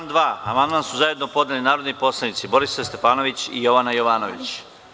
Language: Serbian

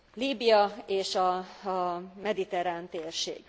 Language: Hungarian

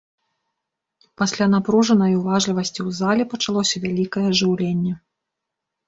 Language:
Belarusian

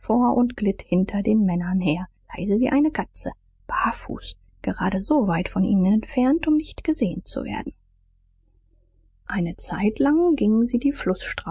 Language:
German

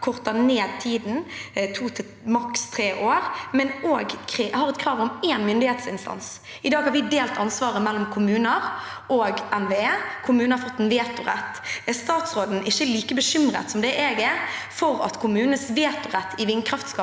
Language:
Norwegian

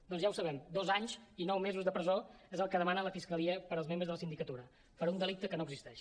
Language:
Catalan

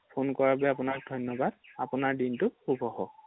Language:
Assamese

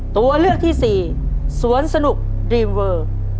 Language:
Thai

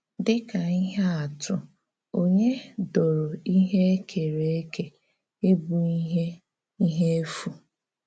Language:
Igbo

